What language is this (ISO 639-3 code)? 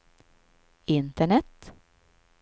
swe